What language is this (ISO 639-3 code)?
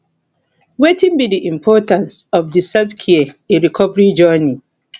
pcm